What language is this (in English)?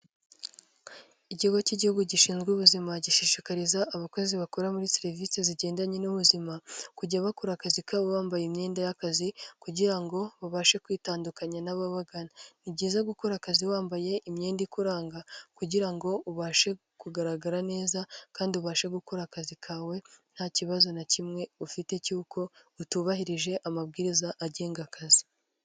Kinyarwanda